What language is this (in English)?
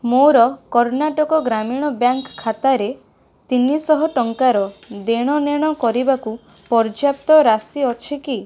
Odia